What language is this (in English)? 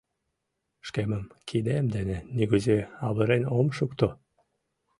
Mari